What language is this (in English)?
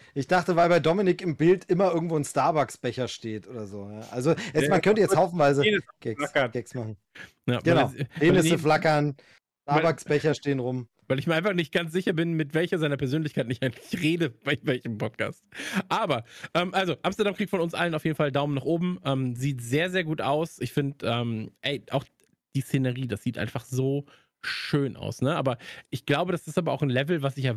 German